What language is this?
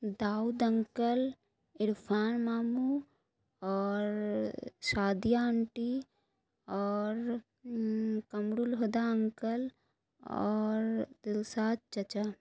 Urdu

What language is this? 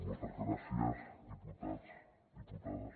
Catalan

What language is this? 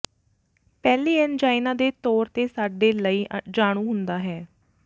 Punjabi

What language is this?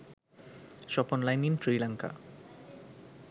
Sinhala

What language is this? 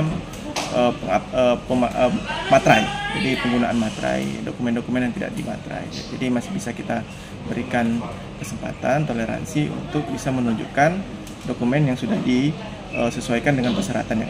Indonesian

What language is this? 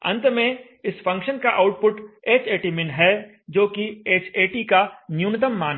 Hindi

